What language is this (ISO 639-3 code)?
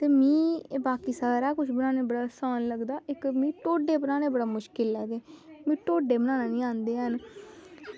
doi